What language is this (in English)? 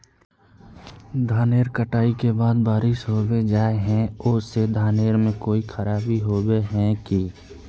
Magahi